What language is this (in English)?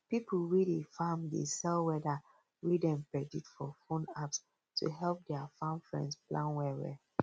Nigerian Pidgin